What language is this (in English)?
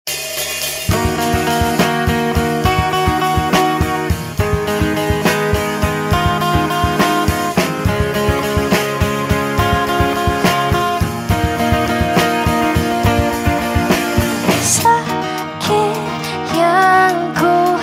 Malay